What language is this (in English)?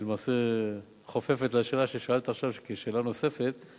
Hebrew